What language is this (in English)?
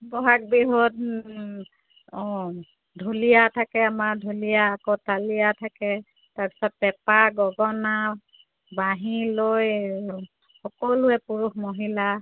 Assamese